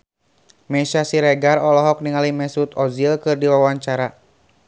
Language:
Sundanese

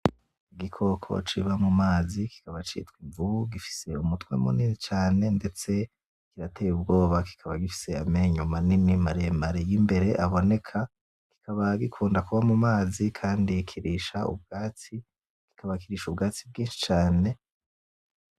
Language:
Rundi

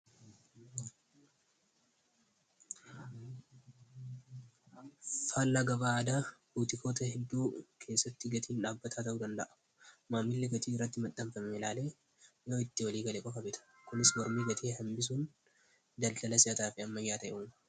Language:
Oromo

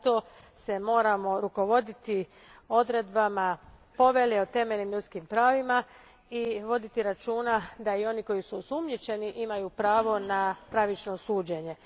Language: Croatian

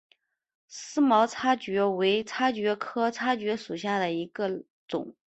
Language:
Chinese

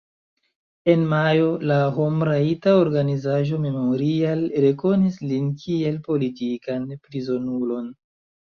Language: Esperanto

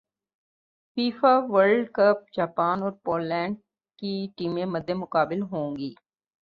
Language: Urdu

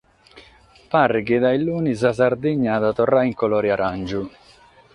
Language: Sardinian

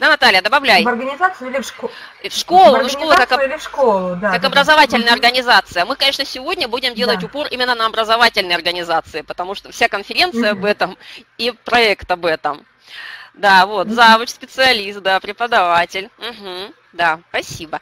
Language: Russian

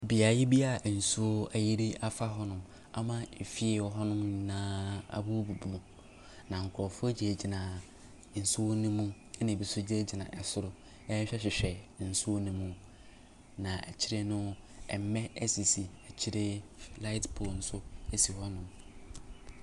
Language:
Akan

